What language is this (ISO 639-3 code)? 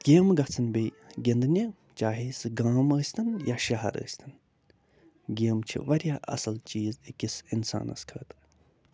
kas